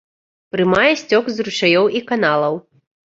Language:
Belarusian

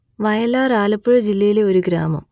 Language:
Malayalam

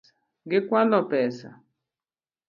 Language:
Luo (Kenya and Tanzania)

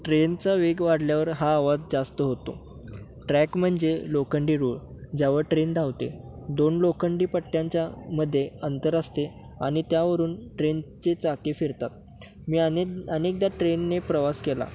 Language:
Marathi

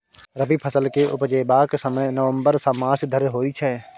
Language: Maithili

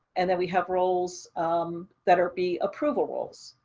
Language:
English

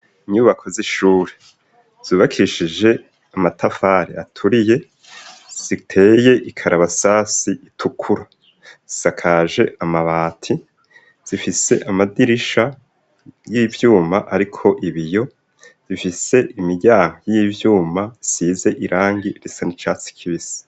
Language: Rundi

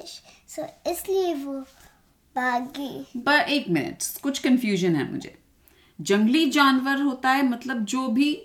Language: Hindi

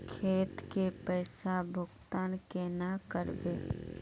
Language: Magahi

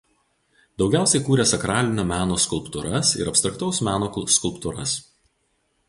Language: Lithuanian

